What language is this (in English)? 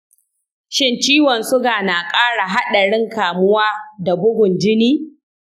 Hausa